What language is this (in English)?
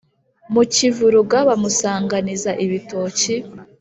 Kinyarwanda